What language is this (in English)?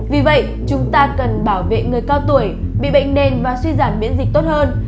Vietnamese